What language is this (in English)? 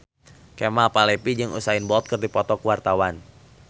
Sundanese